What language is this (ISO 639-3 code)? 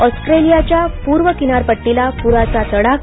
mar